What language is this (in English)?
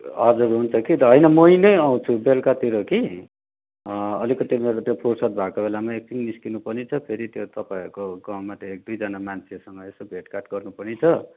Nepali